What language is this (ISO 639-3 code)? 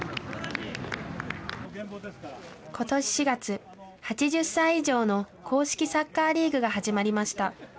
jpn